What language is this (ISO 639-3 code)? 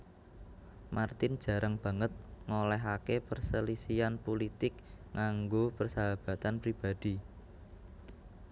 jav